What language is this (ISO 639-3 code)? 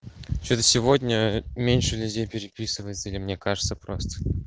rus